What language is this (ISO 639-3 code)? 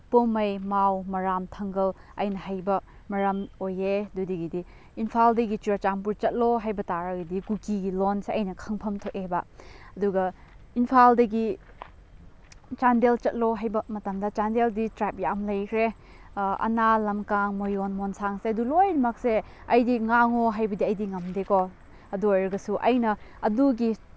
mni